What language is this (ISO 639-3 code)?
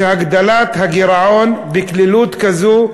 heb